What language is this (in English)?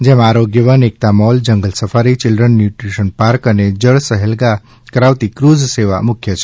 Gujarati